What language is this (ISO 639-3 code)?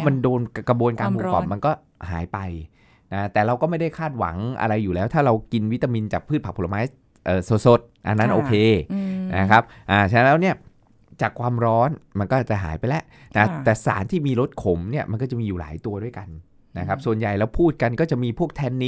tha